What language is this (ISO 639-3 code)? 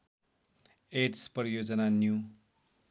nep